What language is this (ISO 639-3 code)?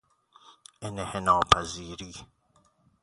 fas